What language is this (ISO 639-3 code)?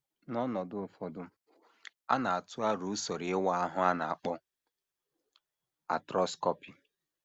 ibo